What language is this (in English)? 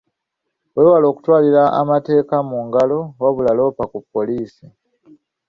Ganda